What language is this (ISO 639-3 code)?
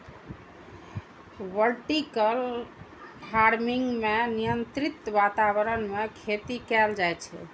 mai